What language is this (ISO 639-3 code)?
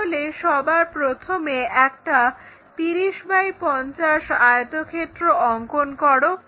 ben